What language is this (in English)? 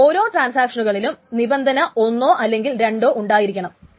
Malayalam